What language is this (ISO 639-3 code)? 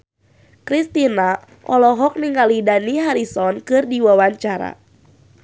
sun